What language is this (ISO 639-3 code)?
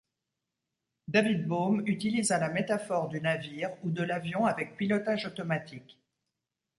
fra